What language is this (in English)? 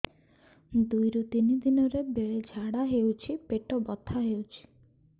Odia